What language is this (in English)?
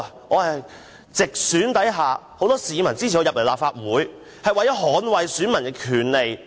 Cantonese